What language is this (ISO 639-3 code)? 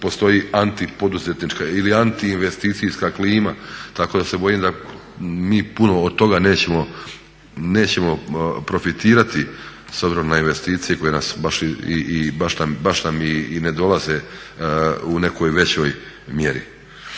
hrv